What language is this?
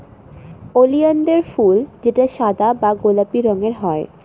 Bangla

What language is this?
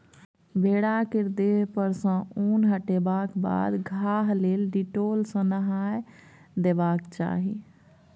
Maithili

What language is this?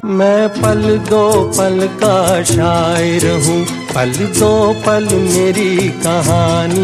Urdu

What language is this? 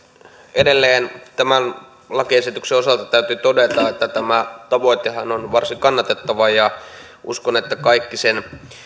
Finnish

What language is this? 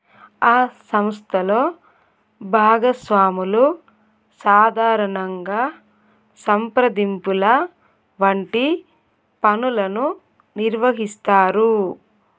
Telugu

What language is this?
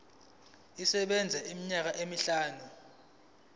Zulu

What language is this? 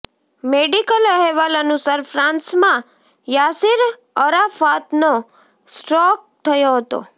Gujarati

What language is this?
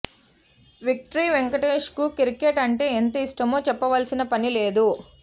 Telugu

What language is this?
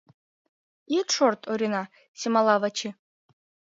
Mari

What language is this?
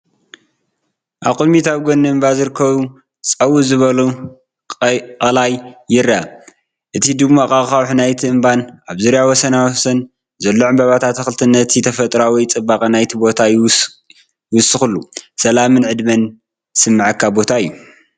Tigrinya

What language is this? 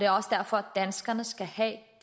Danish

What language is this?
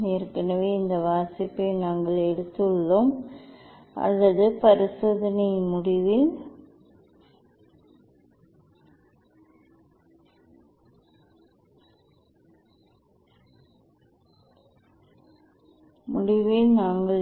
Tamil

